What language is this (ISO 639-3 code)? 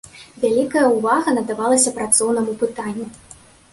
bel